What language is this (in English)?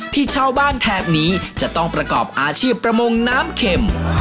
Thai